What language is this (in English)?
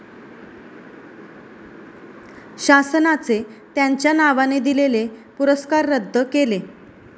Marathi